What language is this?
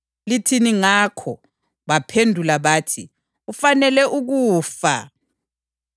North Ndebele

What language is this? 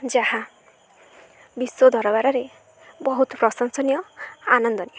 Odia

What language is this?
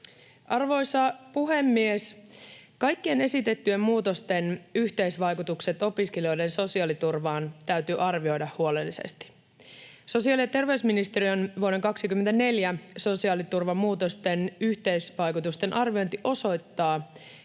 Finnish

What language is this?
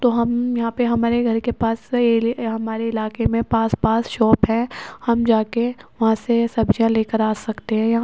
Urdu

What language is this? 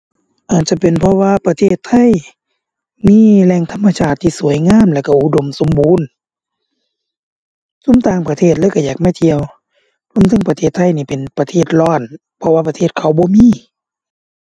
Thai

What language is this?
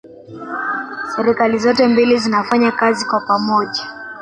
Swahili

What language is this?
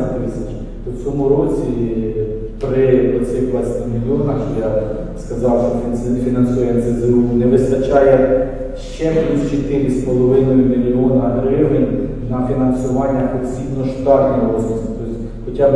Ukrainian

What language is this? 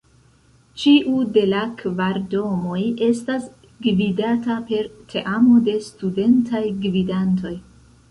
Esperanto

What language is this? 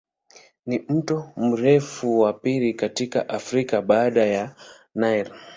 Swahili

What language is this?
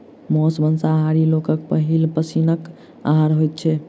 Maithili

